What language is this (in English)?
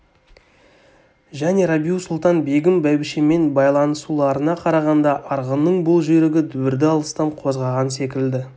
Kazakh